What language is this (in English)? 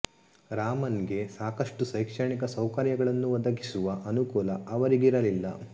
Kannada